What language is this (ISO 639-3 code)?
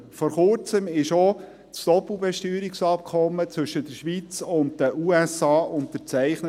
gsw